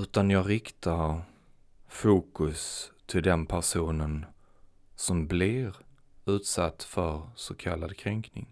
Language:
Swedish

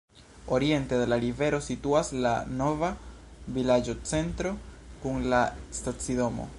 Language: Esperanto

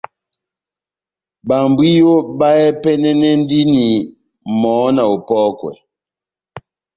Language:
Batanga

